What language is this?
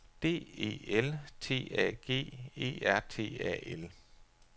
Danish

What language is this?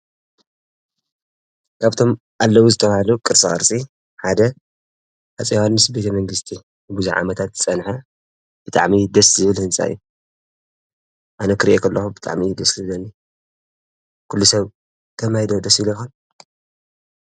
Tigrinya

